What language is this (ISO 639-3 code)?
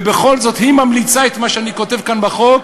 heb